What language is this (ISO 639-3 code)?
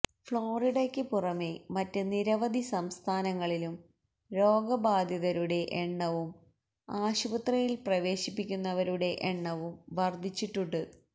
mal